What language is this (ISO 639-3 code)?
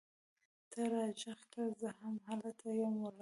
pus